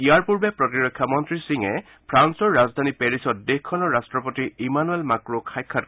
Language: Assamese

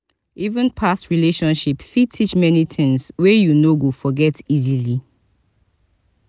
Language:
Nigerian Pidgin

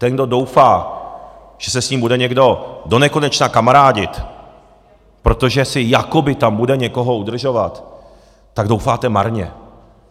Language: Czech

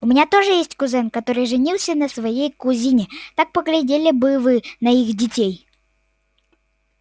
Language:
Russian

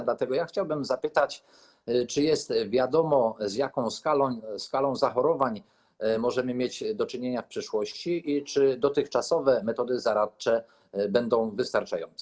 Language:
Polish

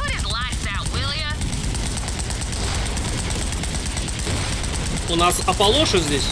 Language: Russian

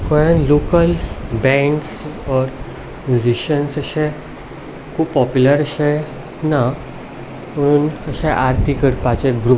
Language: Konkani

